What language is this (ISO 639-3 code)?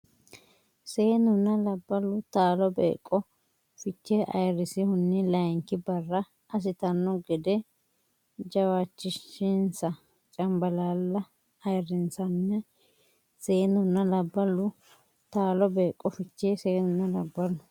sid